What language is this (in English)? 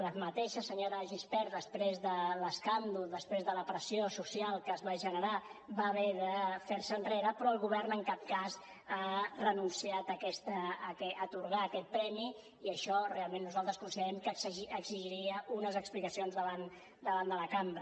Catalan